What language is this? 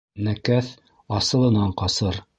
Bashkir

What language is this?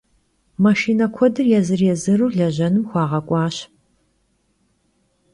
Kabardian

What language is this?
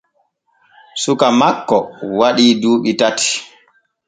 Borgu Fulfulde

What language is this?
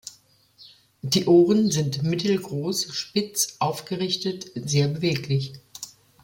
German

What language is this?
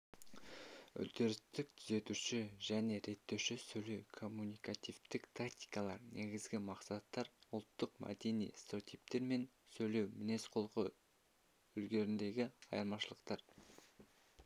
Kazakh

